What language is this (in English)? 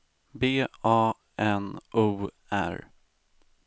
Swedish